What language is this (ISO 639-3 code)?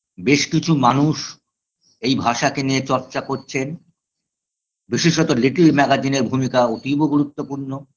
ben